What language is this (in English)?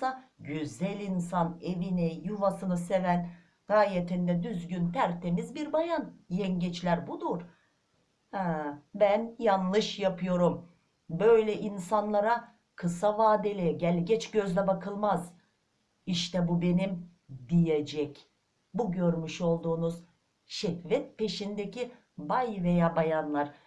Turkish